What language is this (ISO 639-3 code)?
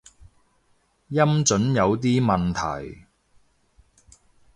yue